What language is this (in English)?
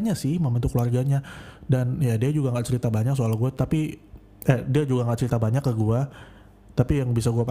Indonesian